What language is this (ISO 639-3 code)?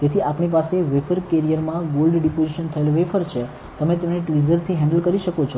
guj